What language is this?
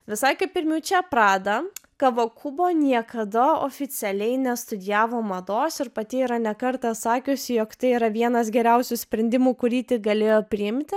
Lithuanian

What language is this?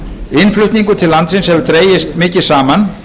Icelandic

